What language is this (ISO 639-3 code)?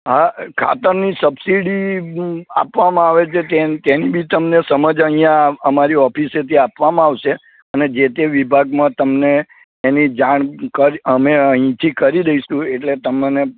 guj